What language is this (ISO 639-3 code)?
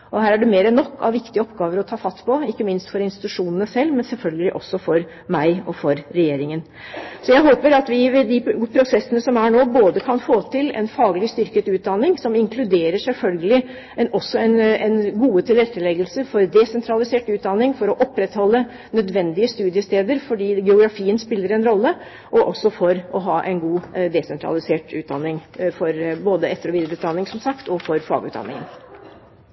nor